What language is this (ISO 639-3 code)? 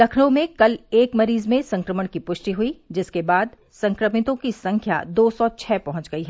hin